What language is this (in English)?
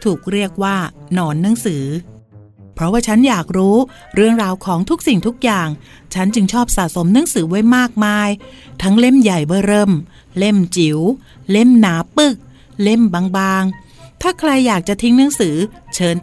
Thai